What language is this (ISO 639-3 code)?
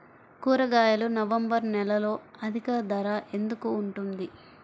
tel